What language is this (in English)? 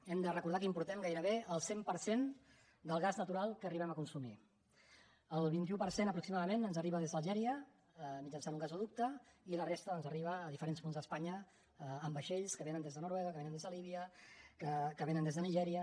Catalan